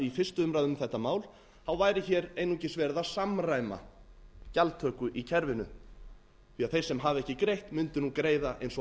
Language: Icelandic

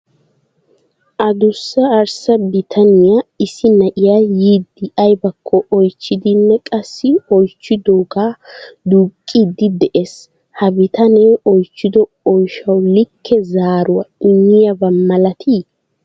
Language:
Wolaytta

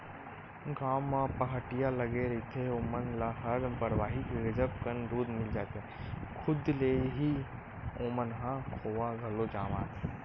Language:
Chhattisgarhi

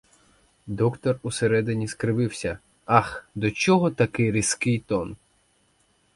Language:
Ukrainian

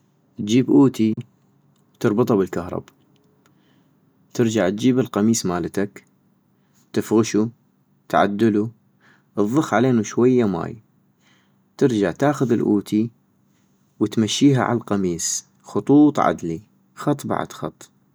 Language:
North Mesopotamian Arabic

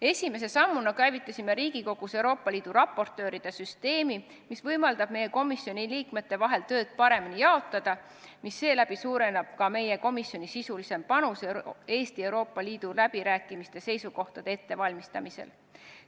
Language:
Estonian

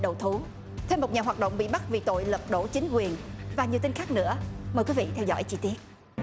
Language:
Vietnamese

